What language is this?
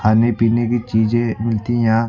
Hindi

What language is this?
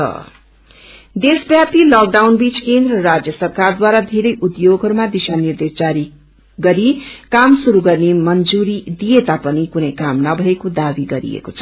Nepali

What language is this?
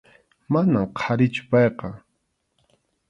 Arequipa-La Unión Quechua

